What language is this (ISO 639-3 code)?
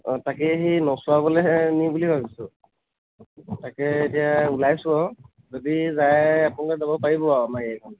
asm